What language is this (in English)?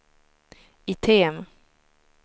Swedish